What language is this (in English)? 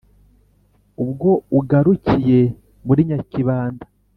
Kinyarwanda